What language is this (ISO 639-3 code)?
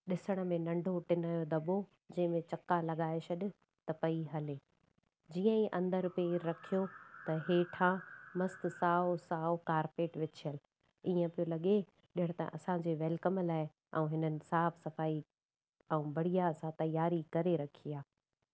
snd